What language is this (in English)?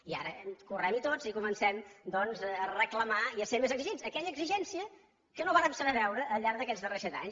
Catalan